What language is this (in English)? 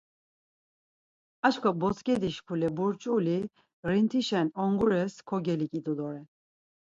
Laz